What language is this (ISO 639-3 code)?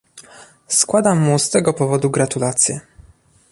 pol